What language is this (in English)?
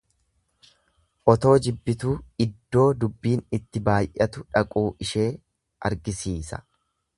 Oromo